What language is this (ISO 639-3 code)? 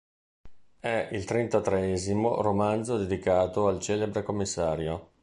ita